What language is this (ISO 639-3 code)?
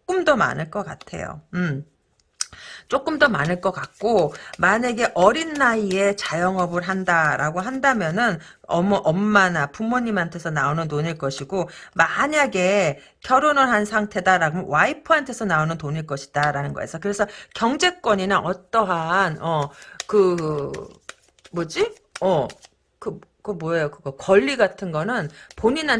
kor